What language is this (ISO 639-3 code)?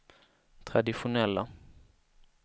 swe